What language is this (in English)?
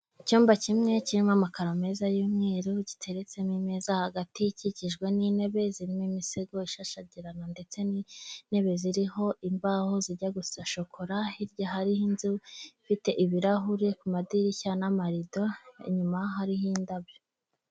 Kinyarwanda